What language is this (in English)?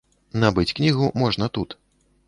Belarusian